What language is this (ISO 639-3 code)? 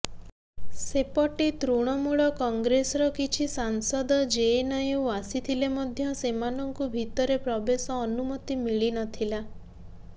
ori